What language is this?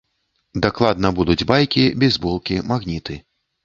Belarusian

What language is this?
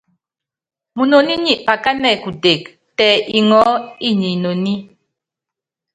Yangben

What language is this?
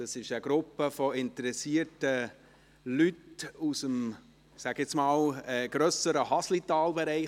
Swiss German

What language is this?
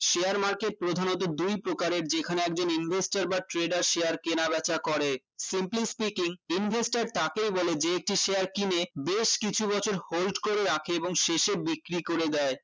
Bangla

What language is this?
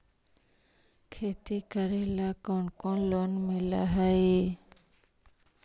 Magahi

